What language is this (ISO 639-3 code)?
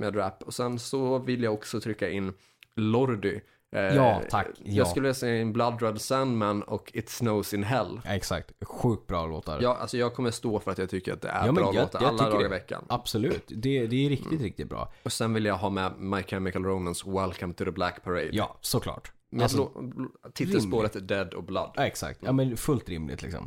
swe